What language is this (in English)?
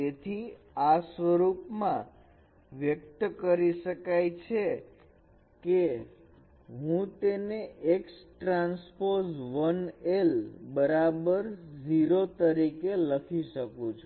Gujarati